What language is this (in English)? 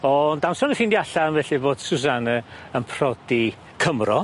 Welsh